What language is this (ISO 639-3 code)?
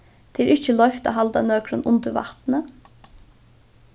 fao